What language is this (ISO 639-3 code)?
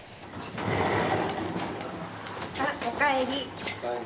jpn